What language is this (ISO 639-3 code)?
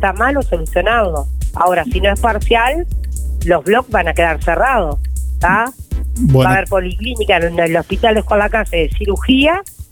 spa